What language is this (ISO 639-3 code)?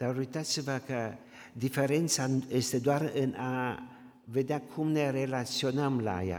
ron